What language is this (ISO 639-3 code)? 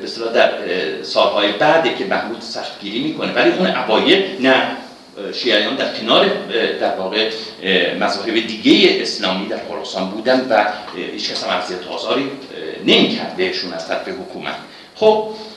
fas